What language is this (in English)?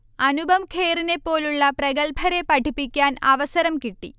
Malayalam